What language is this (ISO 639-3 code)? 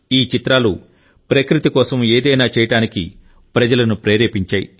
tel